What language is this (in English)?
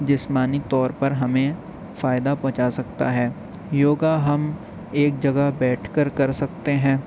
Urdu